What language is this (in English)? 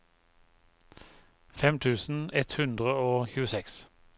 Norwegian